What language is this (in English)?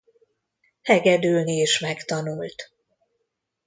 Hungarian